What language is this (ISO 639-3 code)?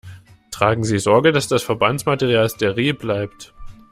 deu